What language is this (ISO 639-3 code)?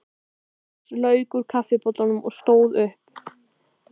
isl